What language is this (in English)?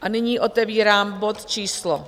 Czech